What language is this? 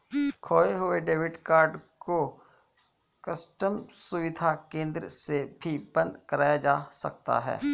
Hindi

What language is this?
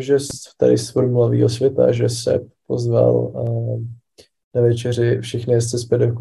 Czech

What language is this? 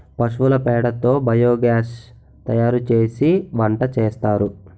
Telugu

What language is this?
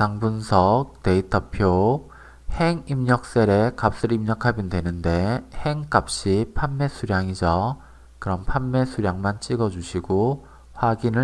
Korean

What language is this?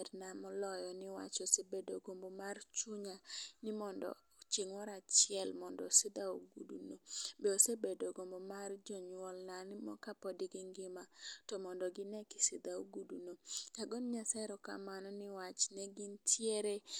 Luo (Kenya and Tanzania)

